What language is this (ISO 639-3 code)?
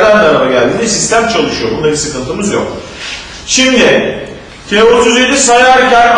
tur